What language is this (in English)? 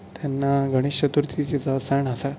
Konkani